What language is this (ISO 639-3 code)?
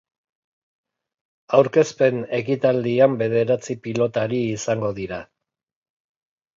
eus